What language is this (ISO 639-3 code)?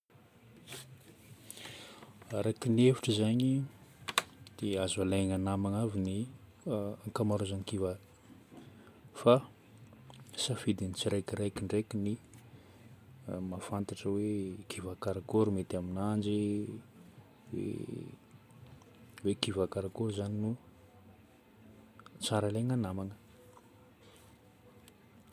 bmm